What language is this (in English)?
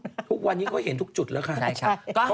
Thai